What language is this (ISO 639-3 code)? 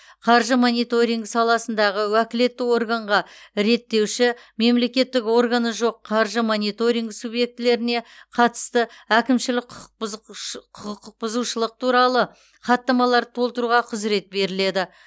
kaz